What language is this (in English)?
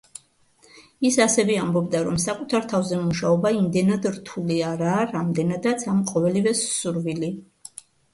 Georgian